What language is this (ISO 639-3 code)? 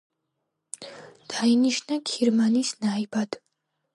kat